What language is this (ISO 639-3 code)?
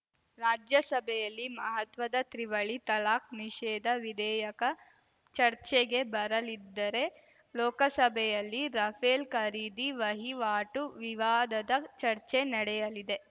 kan